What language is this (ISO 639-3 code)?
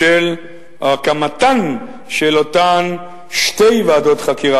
heb